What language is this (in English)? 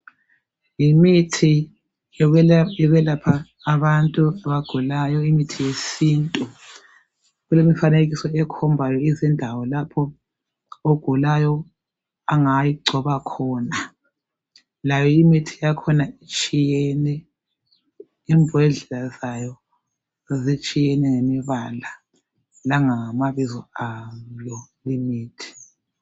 North Ndebele